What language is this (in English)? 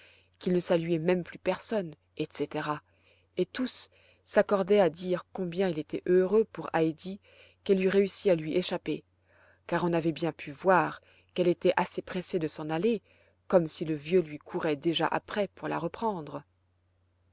French